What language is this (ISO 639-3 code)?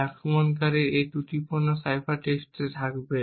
ben